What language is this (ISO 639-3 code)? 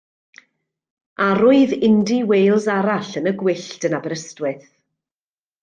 cym